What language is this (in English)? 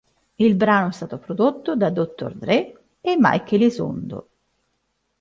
Italian